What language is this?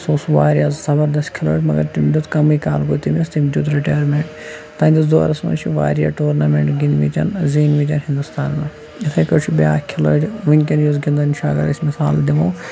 Kashmiri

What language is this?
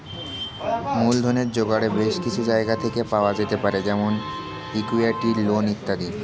Bangla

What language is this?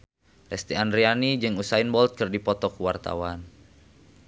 Sundanese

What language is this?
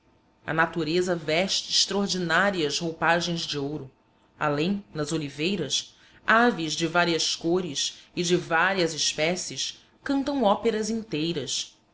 Portuguese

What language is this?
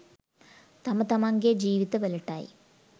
Sinhala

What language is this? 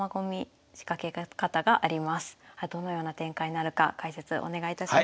Japanese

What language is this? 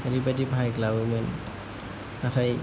Bodo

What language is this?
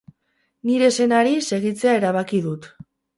Basque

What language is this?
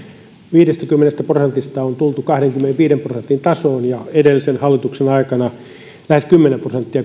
Finnish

